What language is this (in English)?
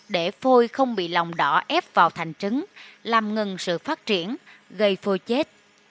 Vietnamese